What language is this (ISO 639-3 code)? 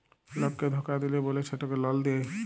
ben